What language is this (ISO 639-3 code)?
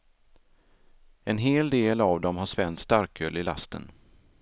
swe